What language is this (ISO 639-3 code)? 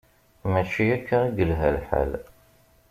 kab